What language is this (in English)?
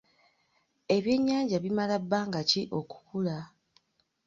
Ganda